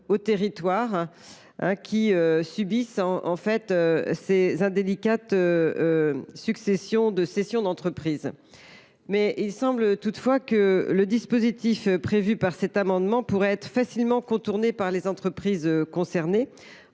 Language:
French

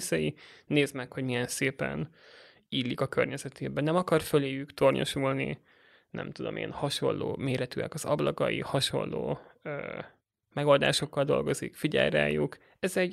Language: Hungarian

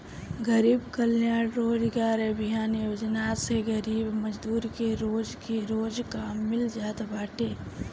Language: Bhojpuri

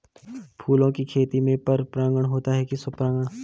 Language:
Hindi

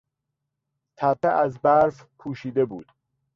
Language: Persian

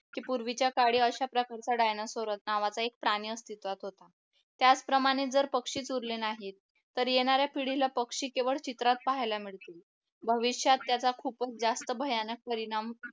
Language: Marathi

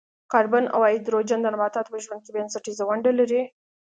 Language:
Pashto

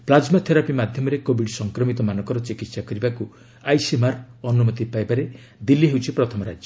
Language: Odia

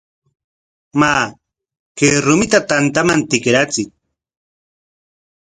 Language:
Corongo Ancash Quechua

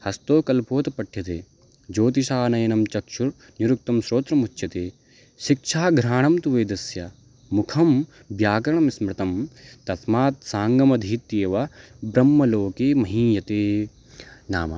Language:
Sanskrit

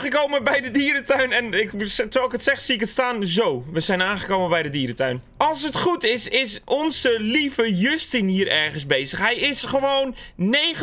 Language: Dutch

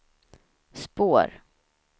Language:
Swedish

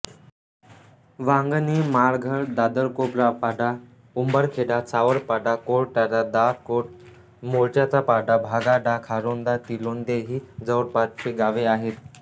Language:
Marathi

